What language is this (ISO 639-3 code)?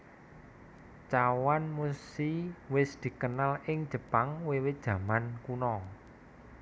jav